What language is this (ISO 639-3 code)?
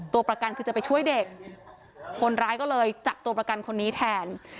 tha